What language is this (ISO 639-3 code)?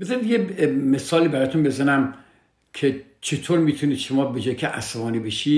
fas